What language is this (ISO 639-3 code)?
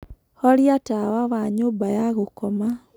kik